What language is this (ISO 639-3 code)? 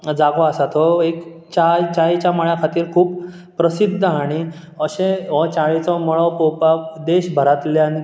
kok